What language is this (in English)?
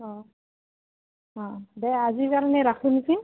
Assamese